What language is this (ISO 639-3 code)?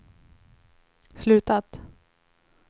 swe